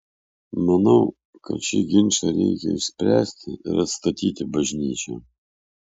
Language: Lithuanian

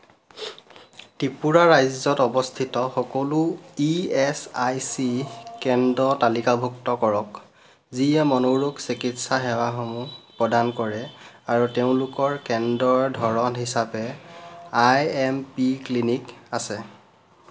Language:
Assamese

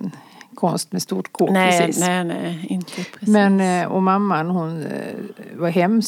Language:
Swedish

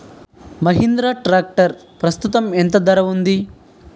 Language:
Telugu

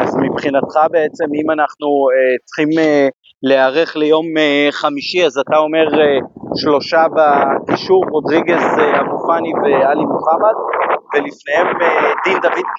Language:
Hebrew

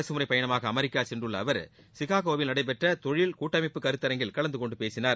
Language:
Tamil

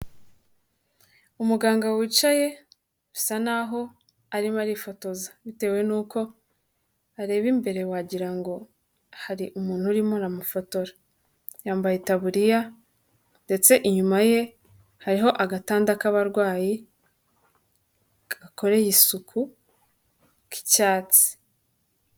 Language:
Kinyarwanda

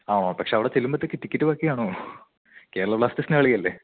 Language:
Malayalam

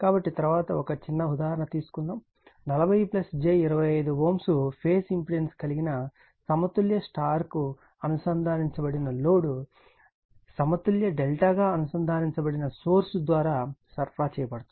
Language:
Telugu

